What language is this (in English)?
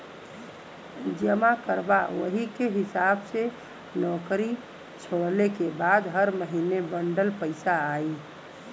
Bhojpuri